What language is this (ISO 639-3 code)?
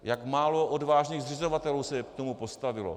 ces